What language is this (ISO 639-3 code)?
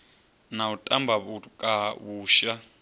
ven